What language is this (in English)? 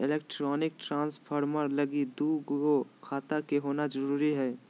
Magahi